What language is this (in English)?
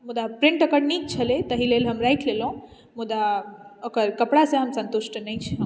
Maithili